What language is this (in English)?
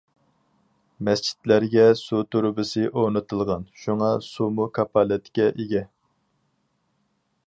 Uyghur